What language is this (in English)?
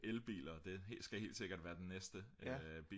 Danish